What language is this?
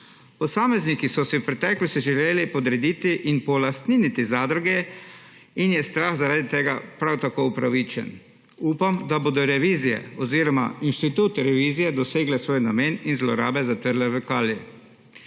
Slovenian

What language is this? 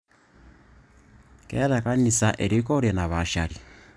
Masai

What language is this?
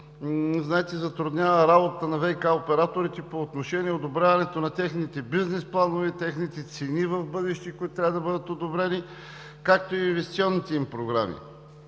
Bulgarian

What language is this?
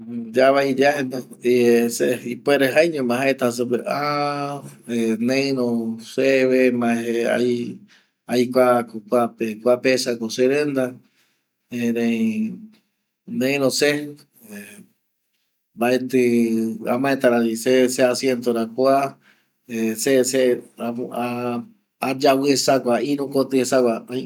Eastern Bolivian Guaraní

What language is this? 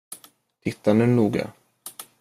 Swedish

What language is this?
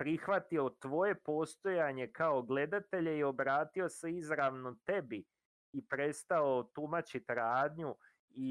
Croatian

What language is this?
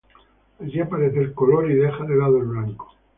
Spanish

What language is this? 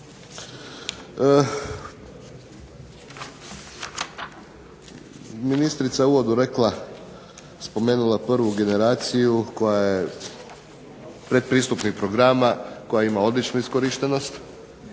Croatian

